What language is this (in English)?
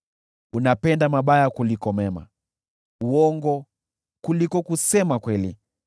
Swahili